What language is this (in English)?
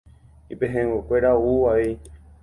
Guarani